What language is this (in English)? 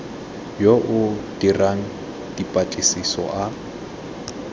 Tswana